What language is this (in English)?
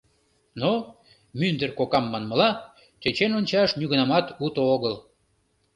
Mari